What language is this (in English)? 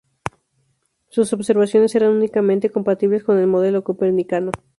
Spanish